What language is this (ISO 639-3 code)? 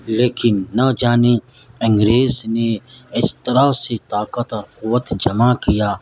urd